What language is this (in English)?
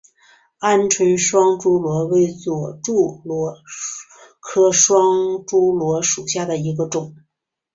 Chinese